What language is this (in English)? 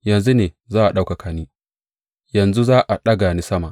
Hausa